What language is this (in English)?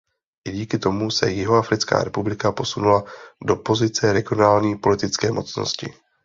Czech